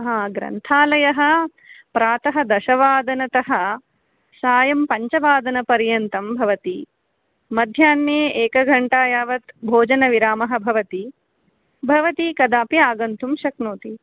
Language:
Sanskrit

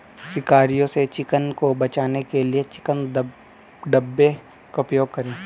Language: Hindi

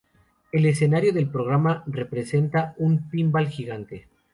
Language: Spanish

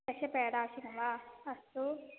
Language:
Sanskrit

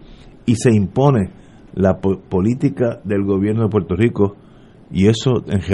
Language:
Spanish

